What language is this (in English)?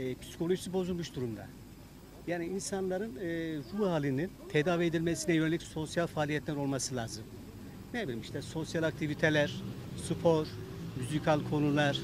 Turkish